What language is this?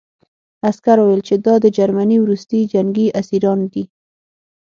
Pashto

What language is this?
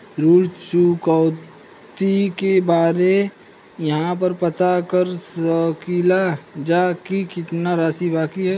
Bhojpuri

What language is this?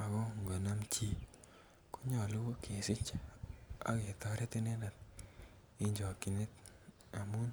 Kalenjin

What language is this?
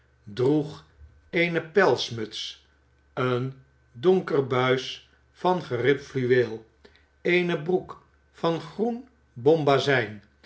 Dutch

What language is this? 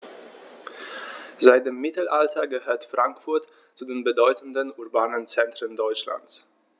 German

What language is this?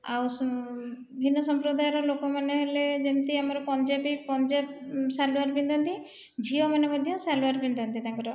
Odia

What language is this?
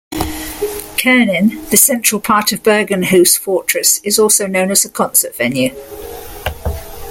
English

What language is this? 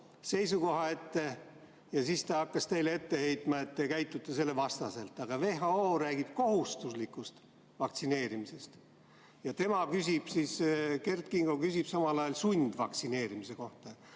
Estonian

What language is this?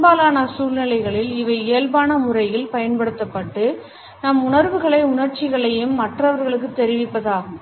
Tamil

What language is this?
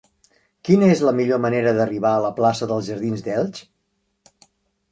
Catalan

